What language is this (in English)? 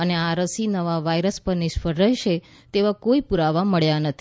Gujarati